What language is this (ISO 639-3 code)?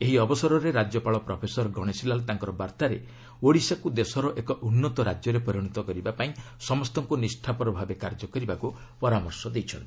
ori